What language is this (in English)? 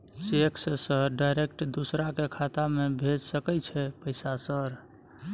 Maithili